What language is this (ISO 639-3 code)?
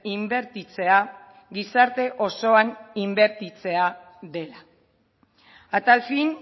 eus